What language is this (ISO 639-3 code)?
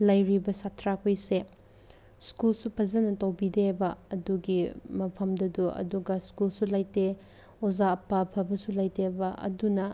mni